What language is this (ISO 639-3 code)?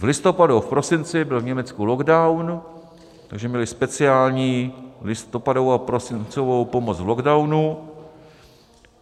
ces